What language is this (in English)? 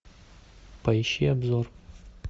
Russian